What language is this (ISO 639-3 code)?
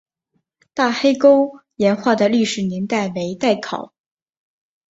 zho